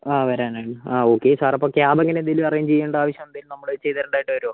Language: Malayalam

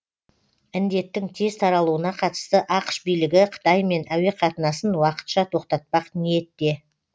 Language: Kazakh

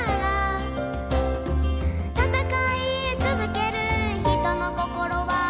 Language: Japanese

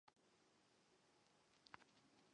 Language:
Chinese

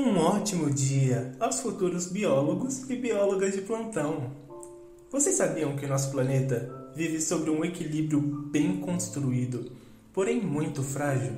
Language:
Portuguese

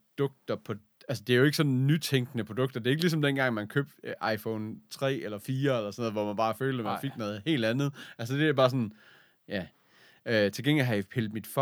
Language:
Danish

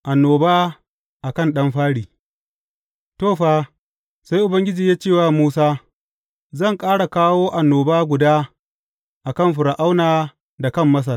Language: Hausa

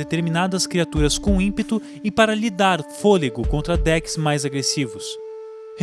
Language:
Portuguese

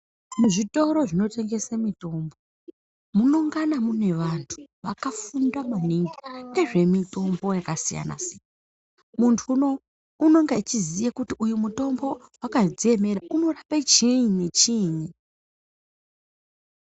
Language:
Ndau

